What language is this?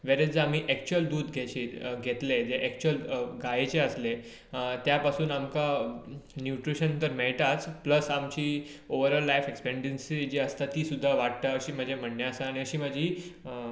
Konkani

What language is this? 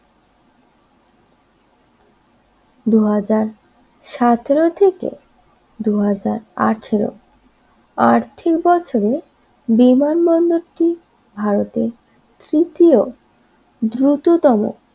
Bangla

